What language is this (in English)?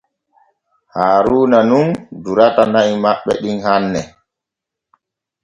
Borgu Fulfulde